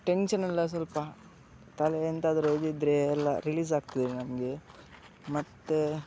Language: Kannada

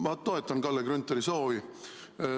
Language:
Estonian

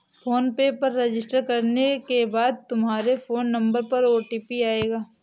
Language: Hindi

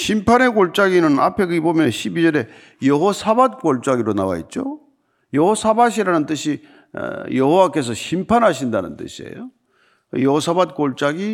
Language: Korean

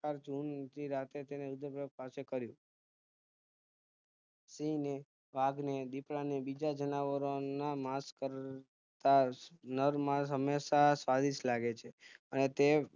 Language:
Gujarati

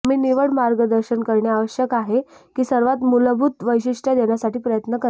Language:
Marathi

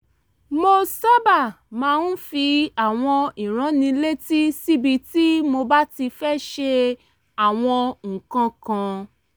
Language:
Yoruba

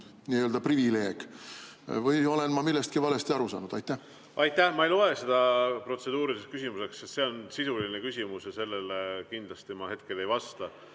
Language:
Estonian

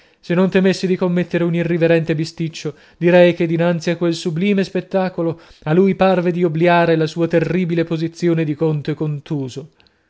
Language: Italian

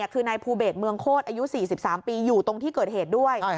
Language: Thai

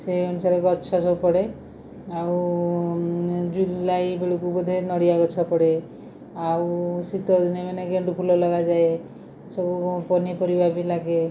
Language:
Odia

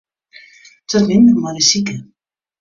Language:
Western Frisian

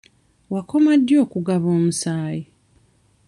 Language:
Ganda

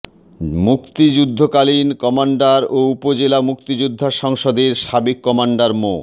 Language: Bangla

